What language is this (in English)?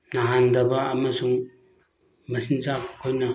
Manipuri